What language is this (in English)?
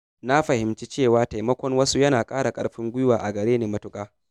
Hausa